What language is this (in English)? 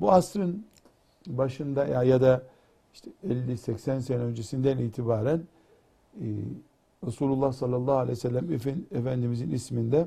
Turkish